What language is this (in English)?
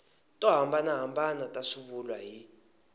Tsonga